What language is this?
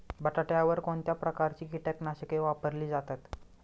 Marathi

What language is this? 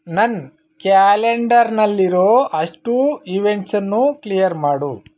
Kannada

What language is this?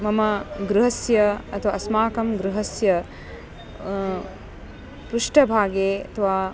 Sanskrit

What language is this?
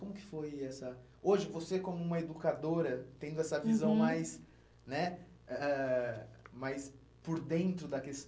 Portuguese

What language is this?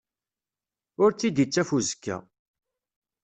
Kabyle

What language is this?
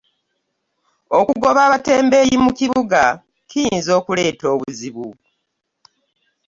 Ganda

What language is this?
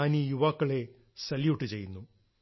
Malayalam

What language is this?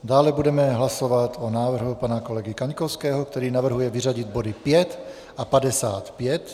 Czech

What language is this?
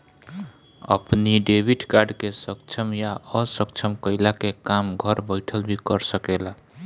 Bhojpuri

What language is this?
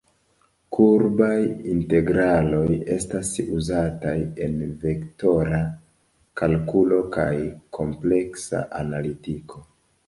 Esperanto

